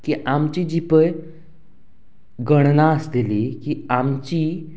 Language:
Konkani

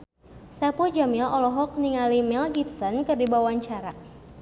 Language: Sundanese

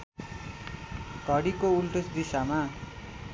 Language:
Nepali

